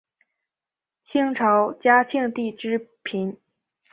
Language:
Chinese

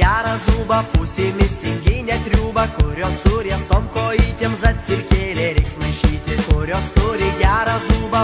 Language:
Russian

